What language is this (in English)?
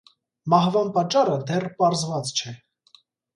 Armenian